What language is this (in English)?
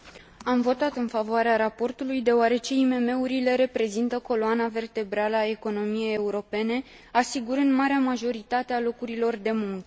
Romanian